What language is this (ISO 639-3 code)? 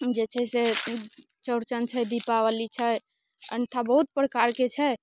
mai